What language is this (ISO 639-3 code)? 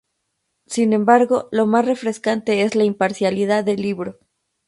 spa